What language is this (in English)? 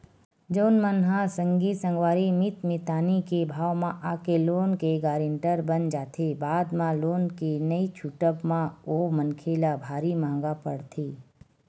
Chhattisgarhi